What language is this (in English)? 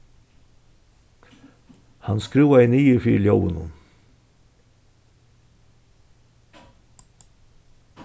Faroese